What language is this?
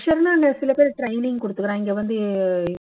Tamil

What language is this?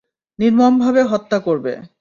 Bangla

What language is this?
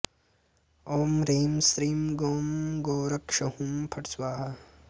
Sanskrit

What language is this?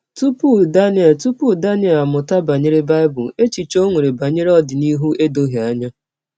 Igbo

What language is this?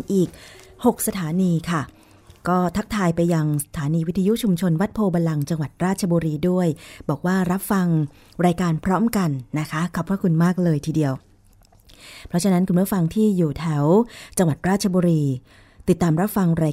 Thai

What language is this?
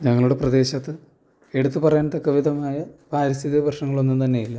Malayalam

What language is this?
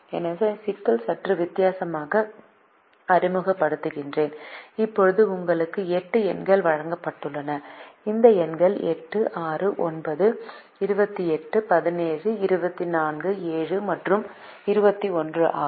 Tamil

